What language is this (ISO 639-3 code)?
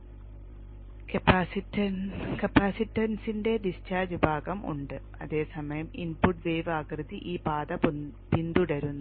mal